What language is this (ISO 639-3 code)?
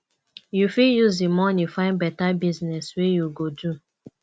pcm